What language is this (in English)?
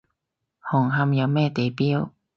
Cantonese